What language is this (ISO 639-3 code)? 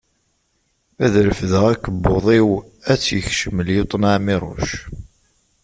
kab